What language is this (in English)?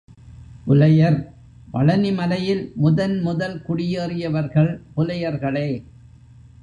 Tamil